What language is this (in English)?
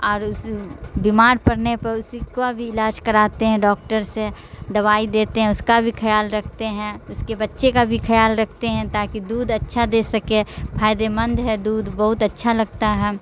Urdu